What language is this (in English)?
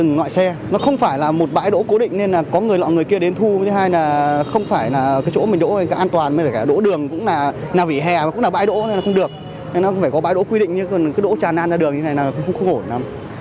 Vietnamese